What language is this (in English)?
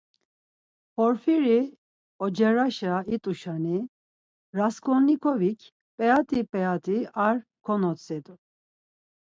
Laz